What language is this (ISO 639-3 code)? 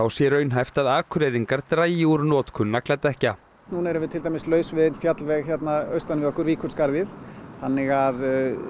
isl